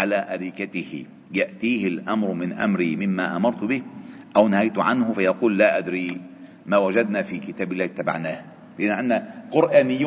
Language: Arabic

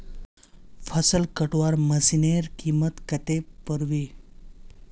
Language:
Magahi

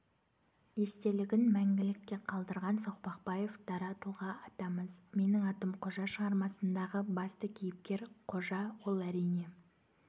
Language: Kazakh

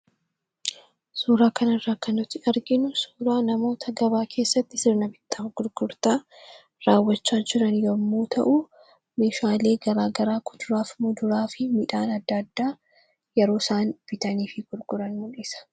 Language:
Oromo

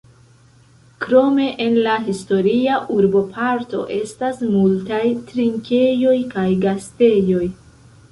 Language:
Esperanto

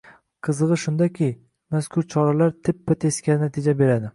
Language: Uzbek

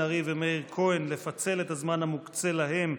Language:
Hebrew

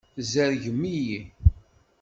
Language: Kabyle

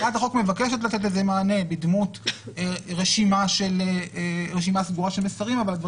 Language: Hebrew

